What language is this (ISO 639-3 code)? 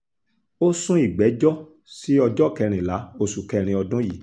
yor